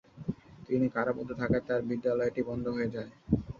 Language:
Bangla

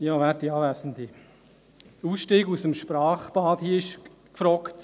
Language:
Swiss German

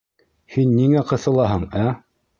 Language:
Bashkir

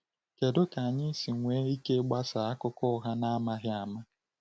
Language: Igbo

